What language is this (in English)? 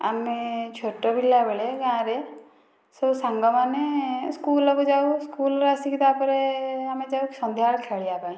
Odia